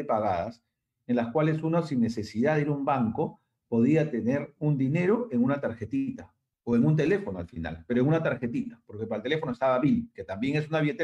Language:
Spanish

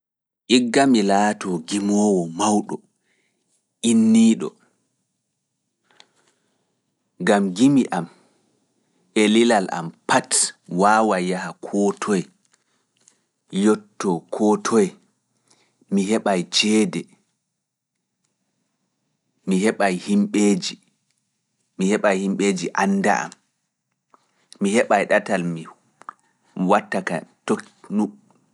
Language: Fula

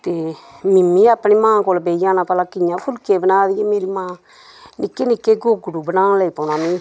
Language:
Dogri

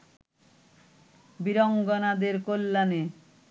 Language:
Bangla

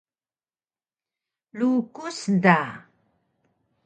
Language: Taroko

